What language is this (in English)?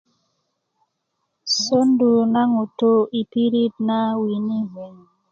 Kuku